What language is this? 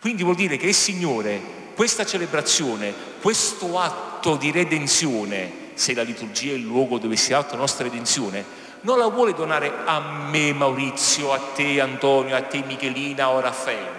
Italian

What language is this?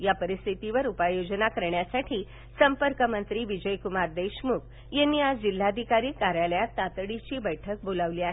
Marathi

